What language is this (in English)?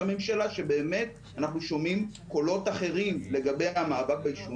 Hebrew